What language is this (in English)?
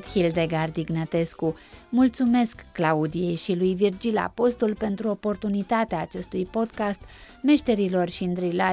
Romanian